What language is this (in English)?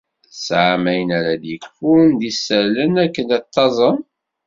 Kabyle